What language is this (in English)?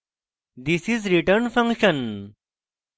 Bangla